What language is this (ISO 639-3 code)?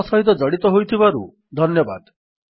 ori